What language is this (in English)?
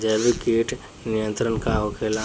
Bhojpuri